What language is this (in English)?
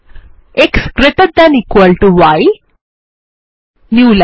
Bangla